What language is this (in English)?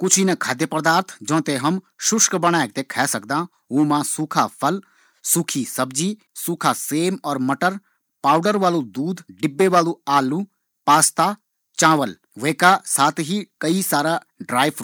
Garhwali